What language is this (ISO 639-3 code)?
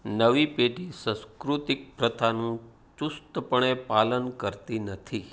guj